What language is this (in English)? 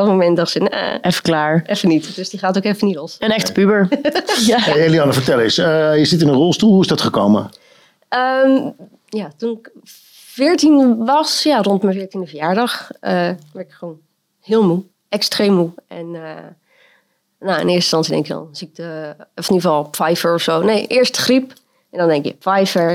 Dutch